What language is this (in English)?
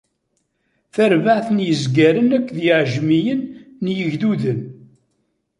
Kabyle